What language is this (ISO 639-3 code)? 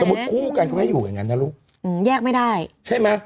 tha